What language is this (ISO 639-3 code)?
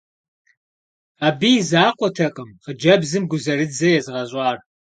kbd